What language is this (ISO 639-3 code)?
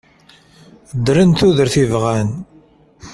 kab